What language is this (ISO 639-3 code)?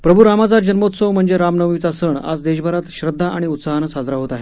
mar